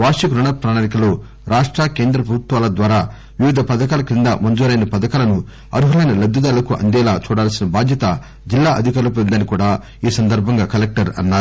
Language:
Telugu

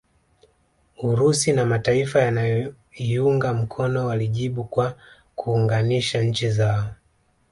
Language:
Swahili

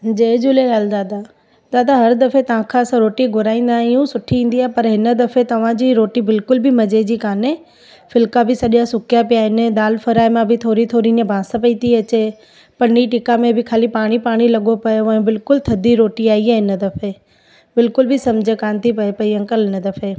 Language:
Sindhi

